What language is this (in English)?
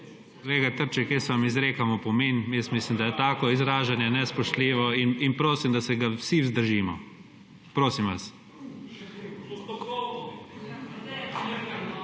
Slovenian